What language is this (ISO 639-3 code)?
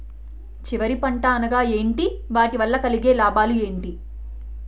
tel